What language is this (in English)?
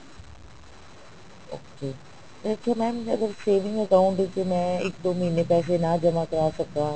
Punjabi